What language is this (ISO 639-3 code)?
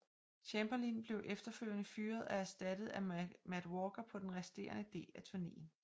dan